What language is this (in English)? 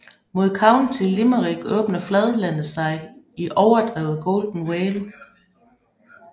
Danish